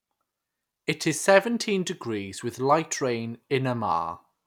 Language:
English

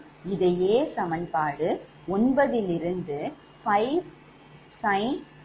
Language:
Tamil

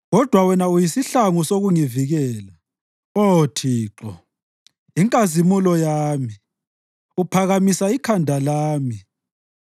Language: North Ndebele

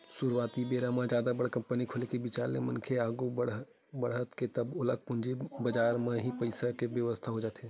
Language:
Chhattisgarhi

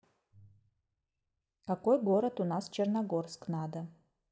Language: Russian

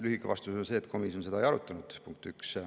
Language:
Estonian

